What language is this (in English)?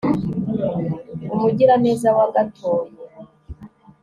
Kinyarwanda